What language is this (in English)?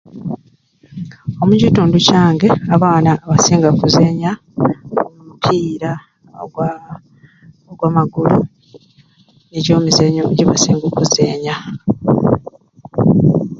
Ruuli